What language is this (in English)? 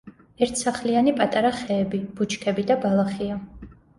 Georgian